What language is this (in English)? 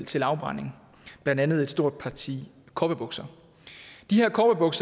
Danish